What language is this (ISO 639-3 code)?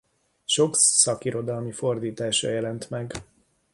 hun